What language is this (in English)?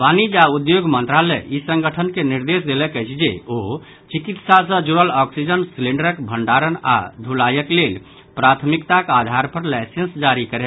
Maithili